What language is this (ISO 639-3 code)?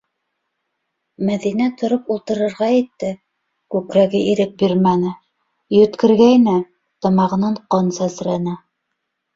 bak